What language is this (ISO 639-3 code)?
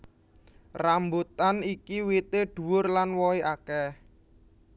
jav